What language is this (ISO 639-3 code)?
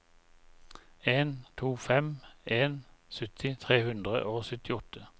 nor